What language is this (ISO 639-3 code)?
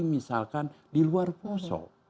ind